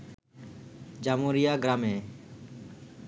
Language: Bangla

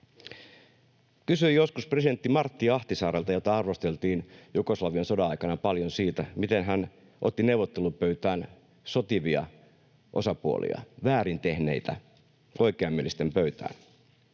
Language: Finnish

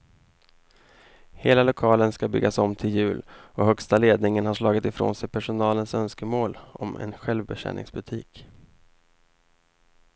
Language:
Swedish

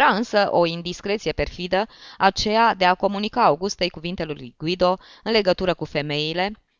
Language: Romanian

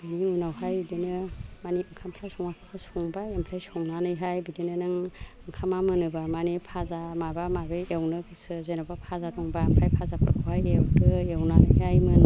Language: Bodo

